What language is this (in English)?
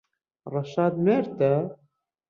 Central Kurdish